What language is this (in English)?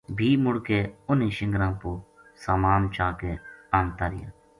Gujari